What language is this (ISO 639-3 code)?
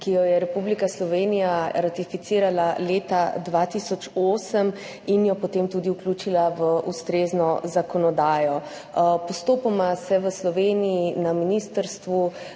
slv